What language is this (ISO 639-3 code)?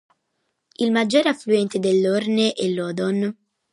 ita